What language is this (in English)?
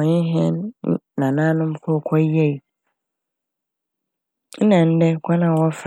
Akan